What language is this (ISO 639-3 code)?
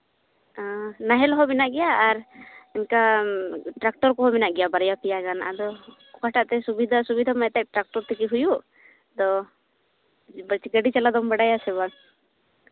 sat